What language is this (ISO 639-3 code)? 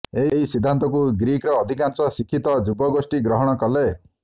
ori